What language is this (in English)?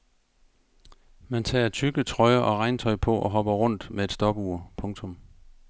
Danish